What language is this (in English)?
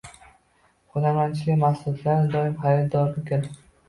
Uzbek